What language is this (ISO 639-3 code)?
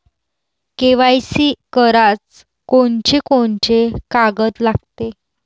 mar